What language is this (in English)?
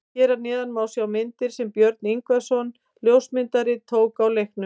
Icelandic